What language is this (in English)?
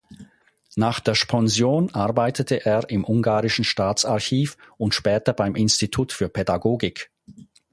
German